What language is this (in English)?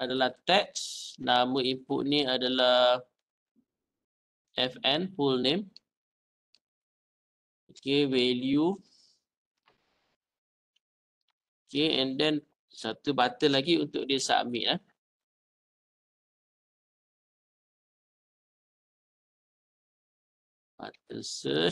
Malay